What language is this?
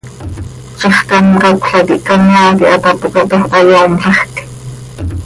Seri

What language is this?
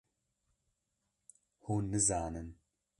Kurdish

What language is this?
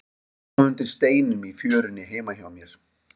Icelandic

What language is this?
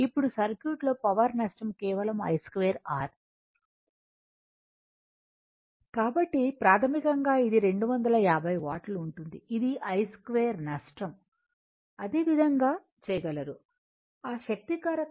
Telugu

